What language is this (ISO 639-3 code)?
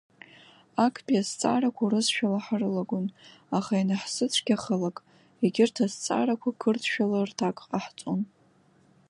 abk